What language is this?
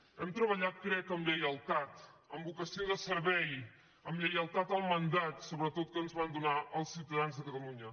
Catalan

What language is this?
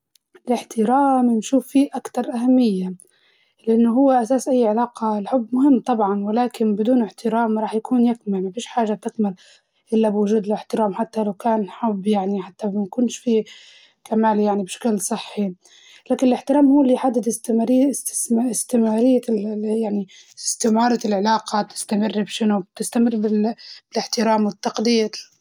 Libyan Arabic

